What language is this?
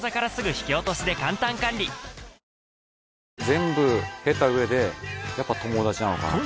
Japanese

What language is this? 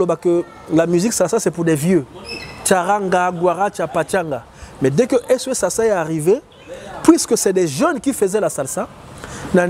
French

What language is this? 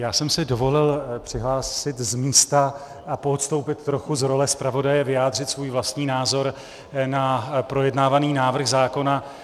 Czech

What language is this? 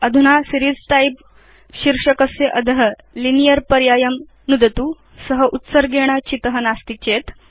Sanskrit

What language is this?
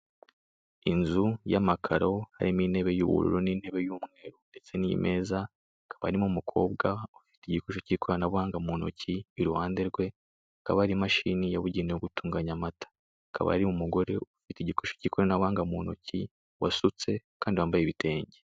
Kinyarwanda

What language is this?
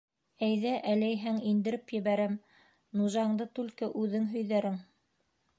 Bashkir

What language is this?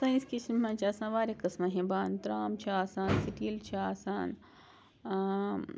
Kashmiri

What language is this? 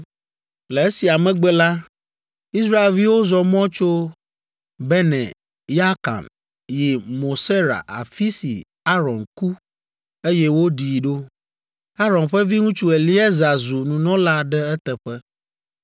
Ewe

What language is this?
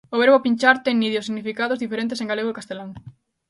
Galician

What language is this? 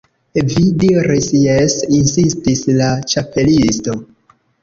Esperanto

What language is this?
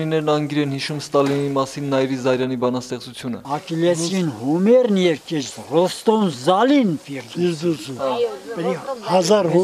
Turkish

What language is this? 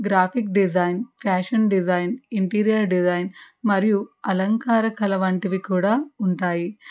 Telugu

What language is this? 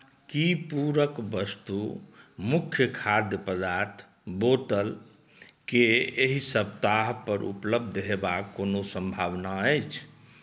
Maithili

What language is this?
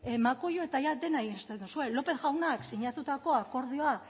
Basque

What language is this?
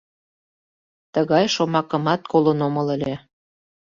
Mari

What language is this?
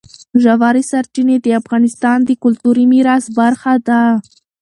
Pashto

